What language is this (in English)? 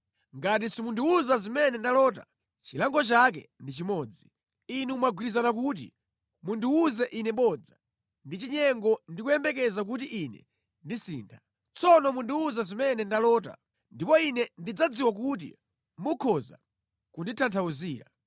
Nyanja